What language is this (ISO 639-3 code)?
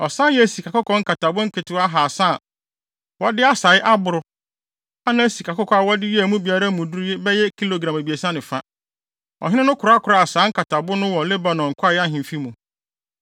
aka